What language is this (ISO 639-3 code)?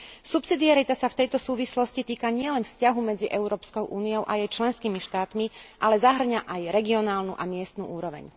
slk